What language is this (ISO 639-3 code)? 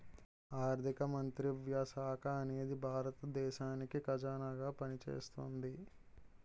tel